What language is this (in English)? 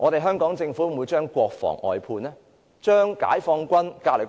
Cantonese